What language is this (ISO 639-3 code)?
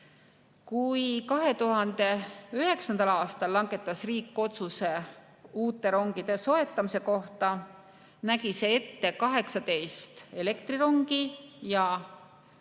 est